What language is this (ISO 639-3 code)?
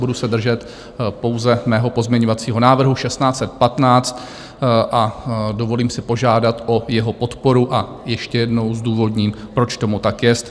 ces